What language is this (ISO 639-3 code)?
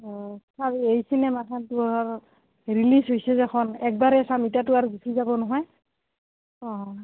asm